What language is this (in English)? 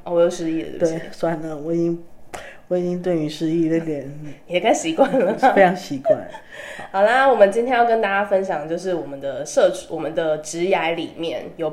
Chinese